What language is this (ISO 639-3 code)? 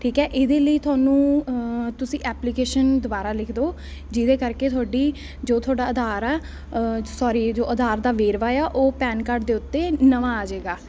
pan